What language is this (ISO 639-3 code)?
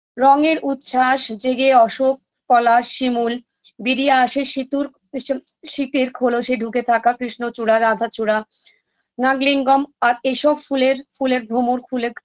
ben